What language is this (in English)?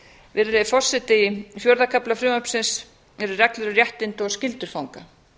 Icelandic